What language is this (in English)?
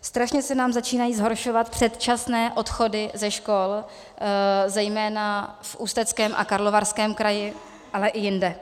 Czech